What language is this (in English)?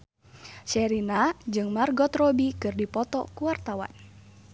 Sundanese